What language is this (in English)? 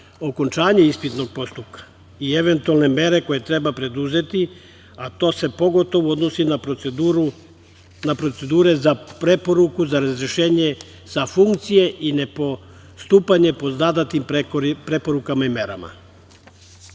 Serbian